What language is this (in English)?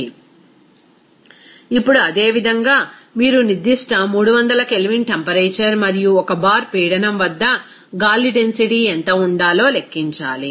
Telugu